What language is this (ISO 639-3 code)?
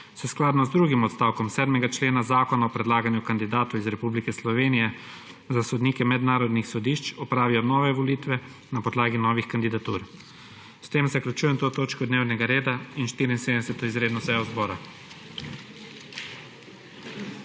slv